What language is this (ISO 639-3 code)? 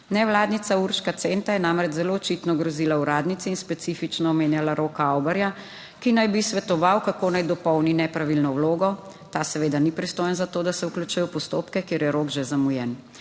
slv